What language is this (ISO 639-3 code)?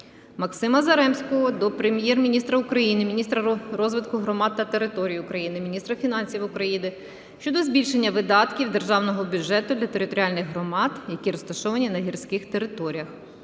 ukr